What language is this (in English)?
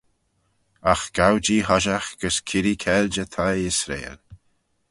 Manx